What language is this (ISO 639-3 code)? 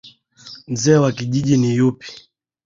swa